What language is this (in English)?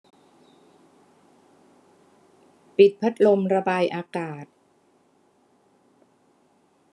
Thai